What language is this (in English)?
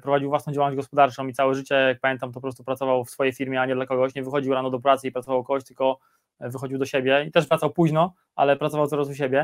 Polish